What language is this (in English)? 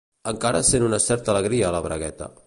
Catalan